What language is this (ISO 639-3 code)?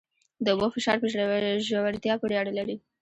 pus